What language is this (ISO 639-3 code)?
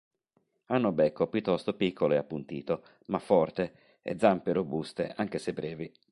ita